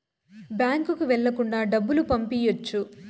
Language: Telugu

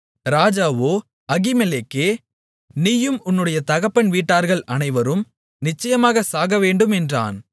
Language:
Tamil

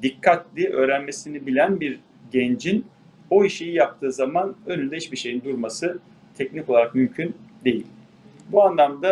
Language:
Turkish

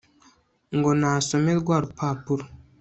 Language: Kinyarwanda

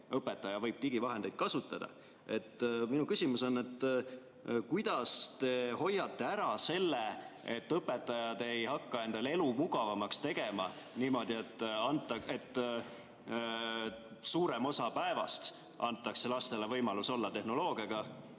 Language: Estonian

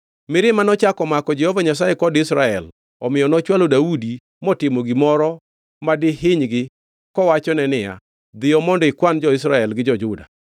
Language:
Luo (Kenya and Tanzania)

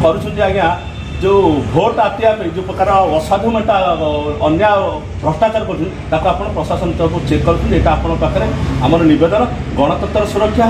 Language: Indonesian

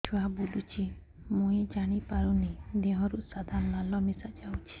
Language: Odia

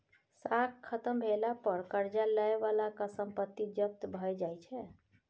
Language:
Maithili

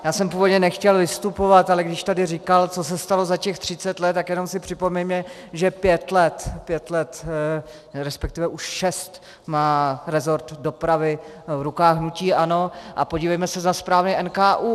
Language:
Czech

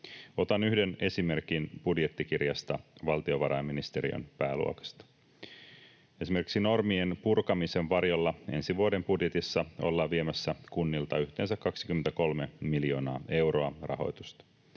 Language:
Finnish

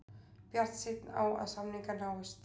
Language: Icelandic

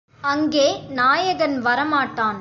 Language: Tamil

